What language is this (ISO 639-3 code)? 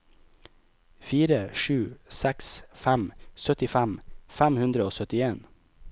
nor